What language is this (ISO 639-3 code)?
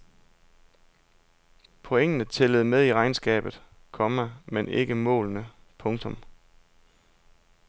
dan